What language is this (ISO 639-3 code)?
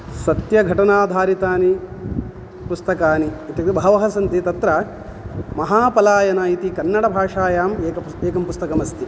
san